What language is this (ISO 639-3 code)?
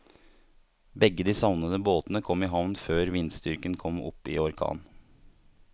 nor